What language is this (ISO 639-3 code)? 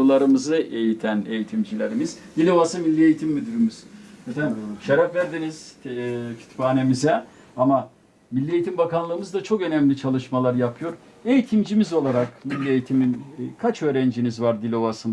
tur